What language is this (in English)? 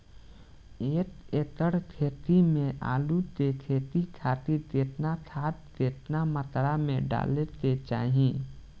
Bhojpuri